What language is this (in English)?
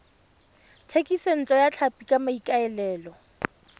Tswana